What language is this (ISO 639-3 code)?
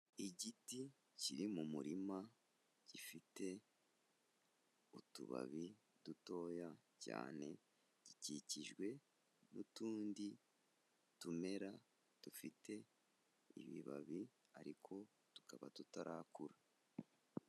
kin